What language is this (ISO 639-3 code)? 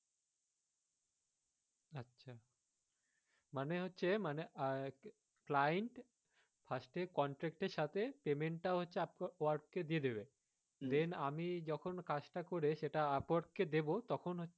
ben